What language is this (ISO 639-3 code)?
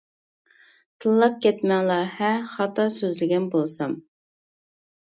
uig